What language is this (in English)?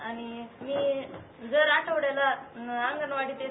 Marathi